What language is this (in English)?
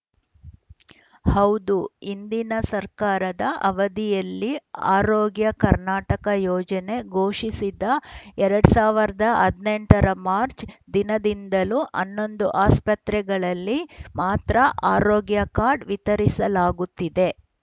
Kannada